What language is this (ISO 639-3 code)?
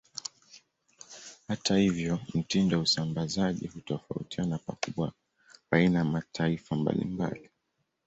swa